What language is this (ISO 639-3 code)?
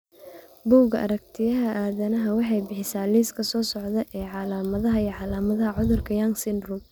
som